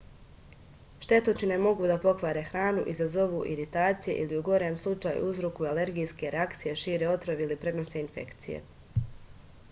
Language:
Serbian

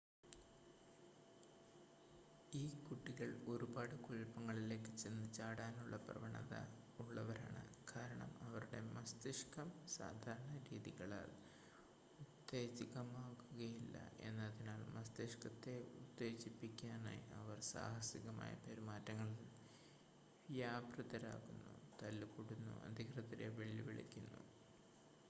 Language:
Malayalam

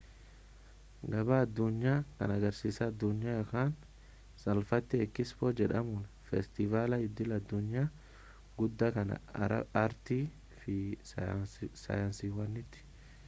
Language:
Oromo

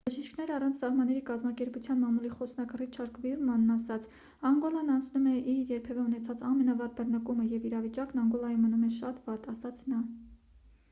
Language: Armenian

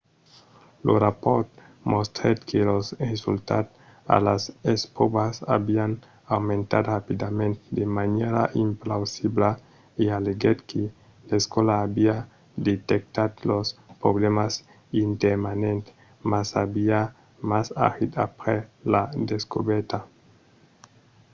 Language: Occitan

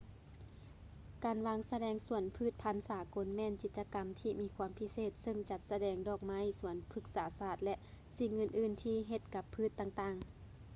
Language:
Lao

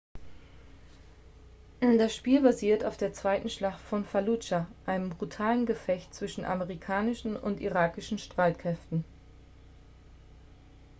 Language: German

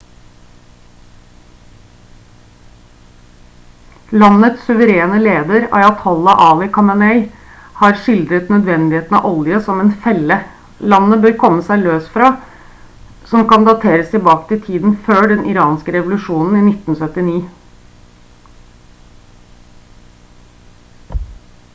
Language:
Norwegian Bokmål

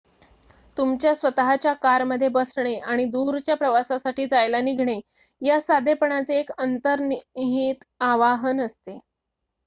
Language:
Marathi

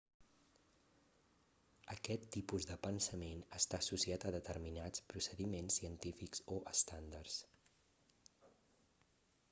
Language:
Catalan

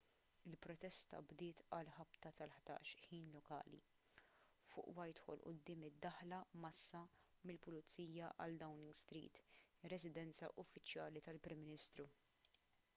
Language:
Maltese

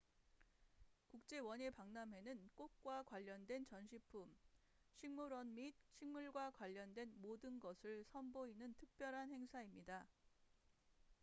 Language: Korean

